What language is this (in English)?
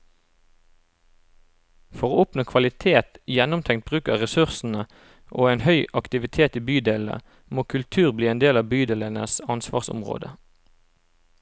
Norwegian